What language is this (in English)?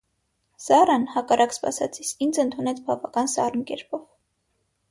Armenian